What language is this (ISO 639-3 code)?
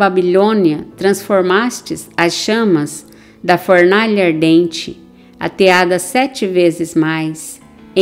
por